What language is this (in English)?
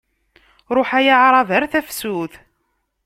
Kabyle